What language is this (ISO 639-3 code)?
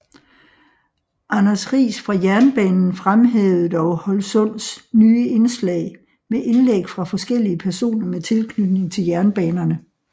dan